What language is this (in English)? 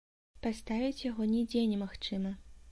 Belarusian